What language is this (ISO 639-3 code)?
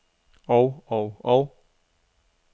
dan